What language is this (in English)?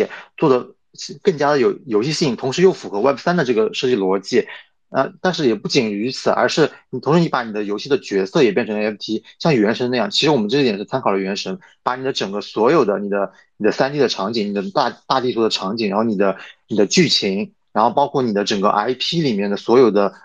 Chinese